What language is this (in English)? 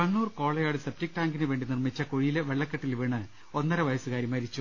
Malayalam